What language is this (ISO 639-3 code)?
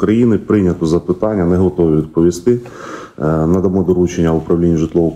ukr